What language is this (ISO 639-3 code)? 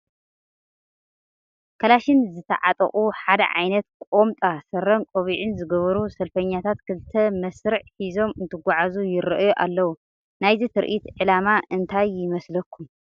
tir